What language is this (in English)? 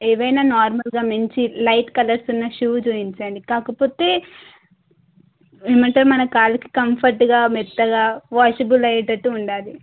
Telugu